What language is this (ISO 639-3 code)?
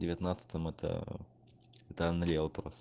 rus